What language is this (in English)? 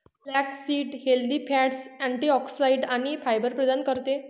Marathi